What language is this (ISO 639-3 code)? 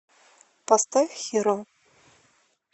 rus